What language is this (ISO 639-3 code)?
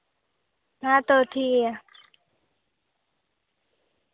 sat